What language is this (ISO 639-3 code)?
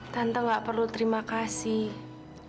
ind